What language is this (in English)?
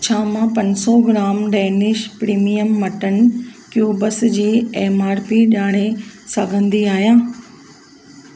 Sindhi